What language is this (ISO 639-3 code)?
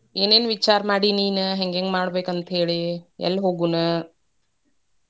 kan